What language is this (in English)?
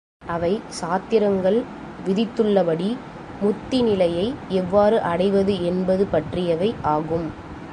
Tamil